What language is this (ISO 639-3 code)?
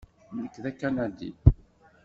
kab